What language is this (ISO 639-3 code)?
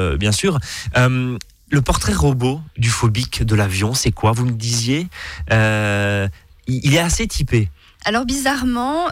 fra